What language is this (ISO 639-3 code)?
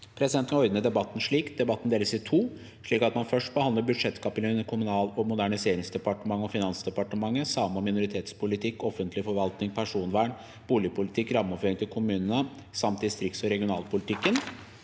nor